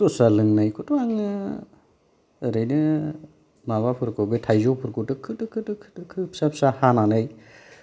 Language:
Bodo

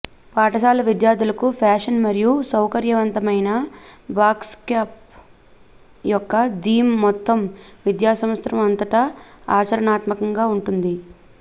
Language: Telugu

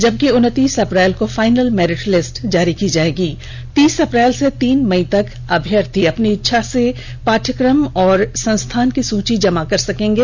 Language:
Hindi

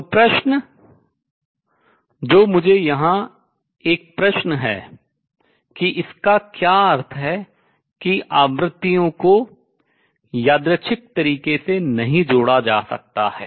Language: Hindi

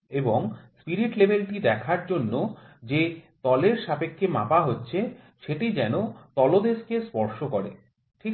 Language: Bangla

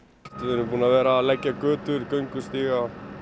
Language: Icelandic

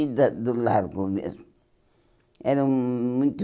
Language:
Portuguese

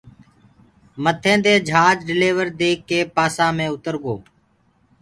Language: Gurgula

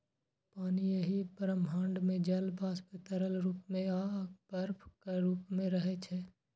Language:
Maithili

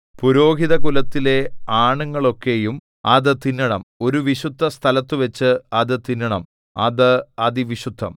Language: Malayalam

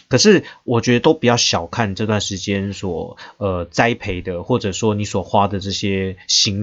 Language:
Chinese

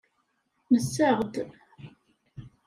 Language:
Kabyle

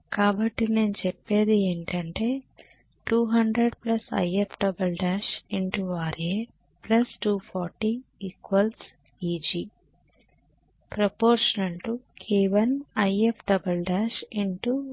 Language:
Telugu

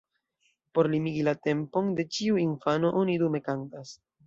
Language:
Esperanto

